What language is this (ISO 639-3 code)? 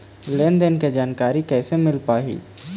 hne